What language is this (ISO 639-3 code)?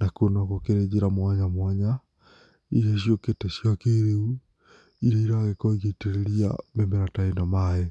kik